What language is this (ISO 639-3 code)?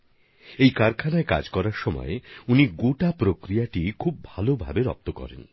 ben